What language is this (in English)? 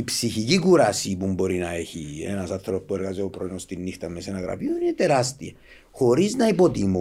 Greek